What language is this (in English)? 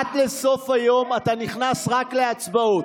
Hebrew